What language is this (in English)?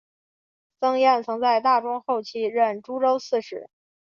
Chinese